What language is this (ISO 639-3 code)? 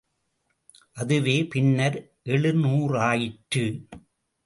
tam